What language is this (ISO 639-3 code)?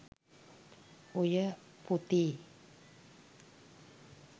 sin